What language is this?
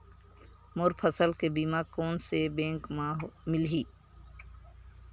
Chhattisgarhi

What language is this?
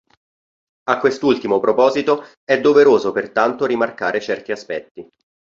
Italian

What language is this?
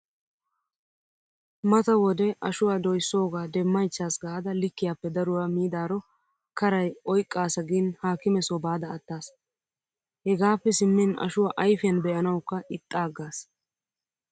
Wolaytta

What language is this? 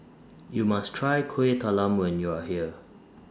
English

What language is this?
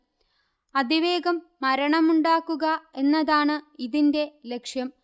Malayalam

